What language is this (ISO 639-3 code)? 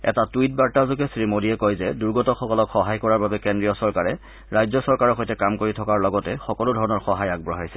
asm